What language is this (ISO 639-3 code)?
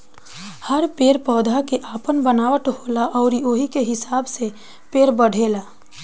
bho